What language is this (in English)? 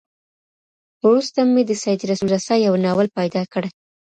Pashto